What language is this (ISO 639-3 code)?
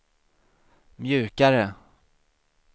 swe